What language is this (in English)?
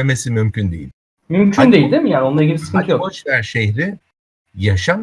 Turkish